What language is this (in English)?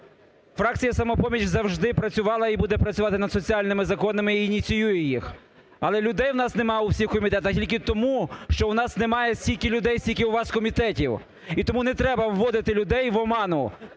Ukrainian